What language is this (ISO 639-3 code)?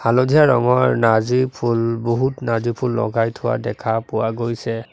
asm